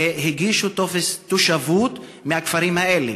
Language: Hebrew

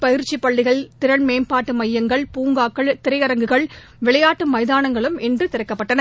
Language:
Tamil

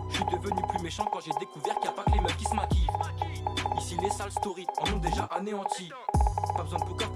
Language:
French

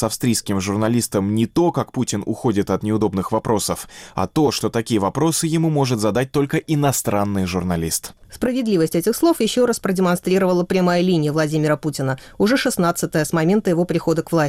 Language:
Russian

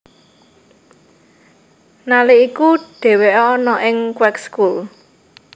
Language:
Javanese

